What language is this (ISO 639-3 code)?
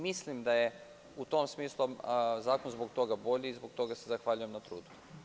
srp